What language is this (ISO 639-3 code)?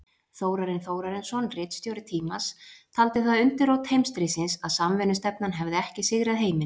isl